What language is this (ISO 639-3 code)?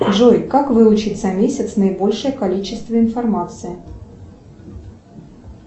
rus